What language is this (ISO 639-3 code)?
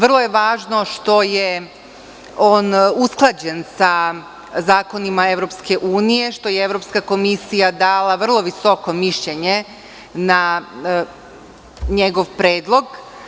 srp